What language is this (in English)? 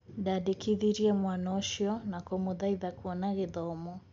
Kikuyu